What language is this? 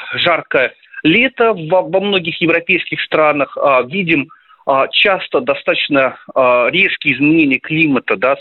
Russian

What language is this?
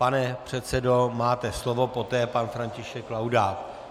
Czech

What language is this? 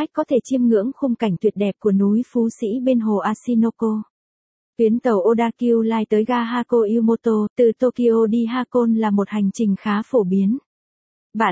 Vietnamese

